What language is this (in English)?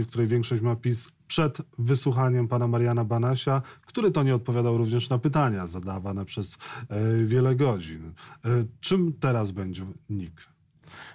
Polish